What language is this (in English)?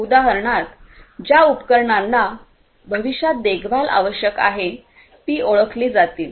Marathi